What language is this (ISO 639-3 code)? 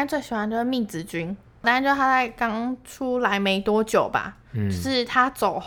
zho